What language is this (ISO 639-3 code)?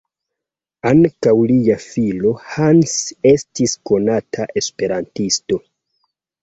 epo